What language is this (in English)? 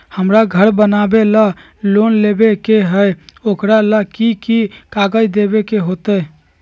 Magahi